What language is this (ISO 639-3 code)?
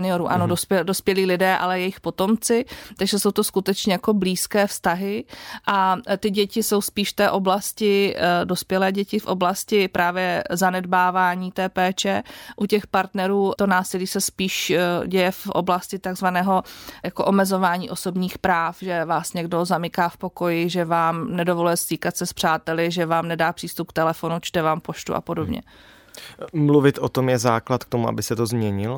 ces